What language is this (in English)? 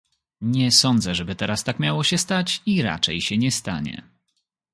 Polish